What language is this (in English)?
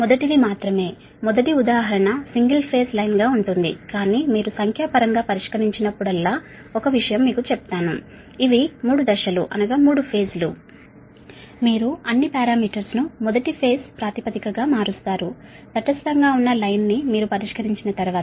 Telugu